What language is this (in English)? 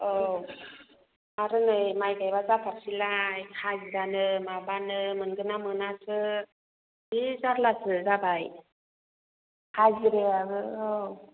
Bodo